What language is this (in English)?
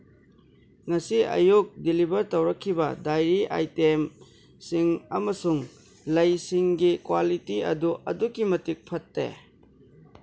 Manipuri